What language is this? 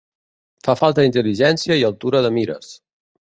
Catalan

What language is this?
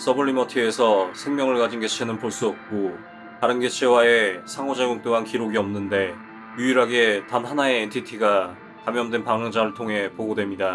Korean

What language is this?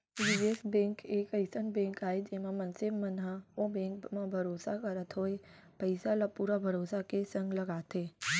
Chhattisgarhi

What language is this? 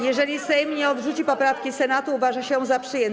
Polish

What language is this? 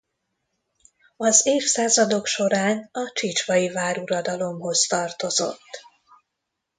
Hungarian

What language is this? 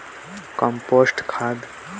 Chhattisgarhi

